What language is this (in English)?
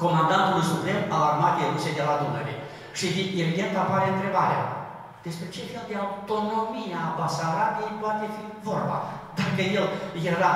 Romanian